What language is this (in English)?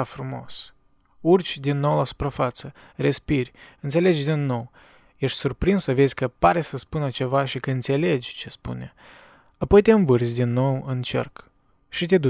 Romanian